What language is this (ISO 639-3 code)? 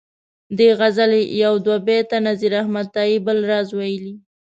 pus